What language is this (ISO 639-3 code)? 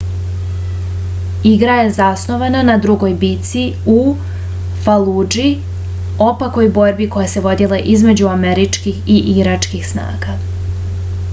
srp